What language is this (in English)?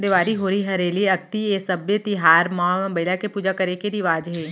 Chhattisgarhi